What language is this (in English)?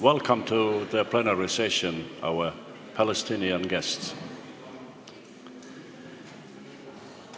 Estonian